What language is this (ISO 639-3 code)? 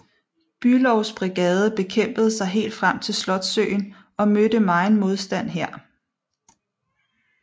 dan